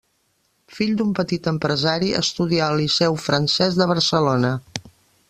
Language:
Catalan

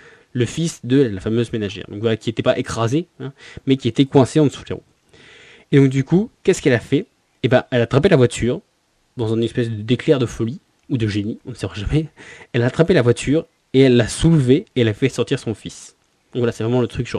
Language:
French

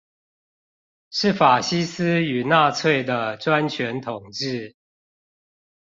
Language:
Chinese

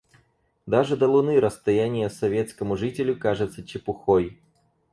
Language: Russian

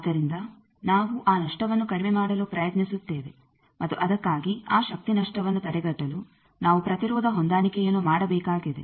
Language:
Kannada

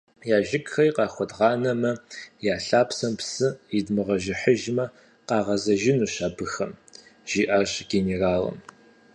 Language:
Kabardian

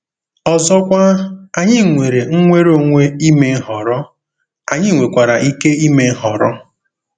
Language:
Igbo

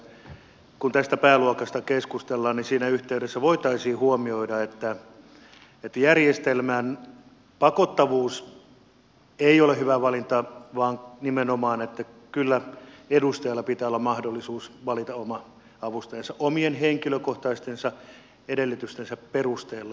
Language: Finnish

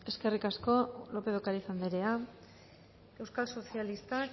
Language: Basque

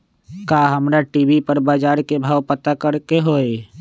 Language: Magahi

